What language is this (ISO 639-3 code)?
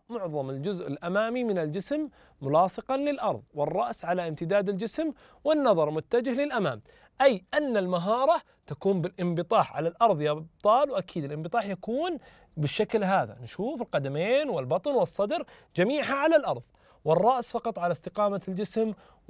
ara